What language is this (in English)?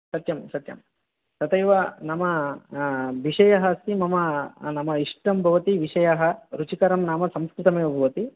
Sanskrit